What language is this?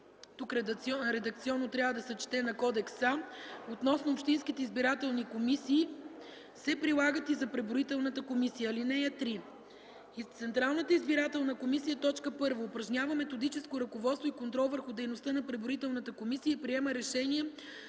Bulgarian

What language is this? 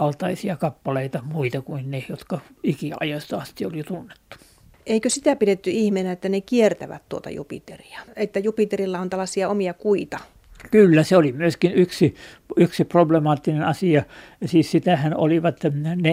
Finnish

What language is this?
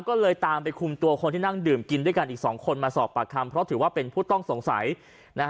Thai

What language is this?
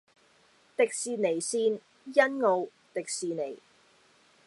Cantonese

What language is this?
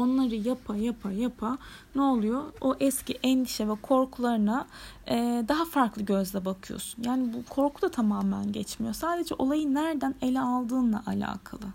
Turkish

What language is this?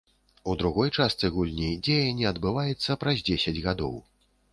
Belarusian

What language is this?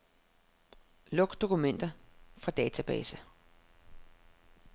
Danish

